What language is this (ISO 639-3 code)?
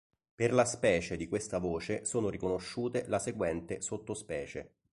ita